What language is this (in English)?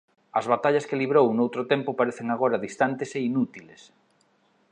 Galician